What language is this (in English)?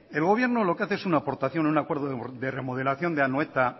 Spanish